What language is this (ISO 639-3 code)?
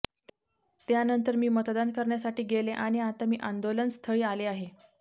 mar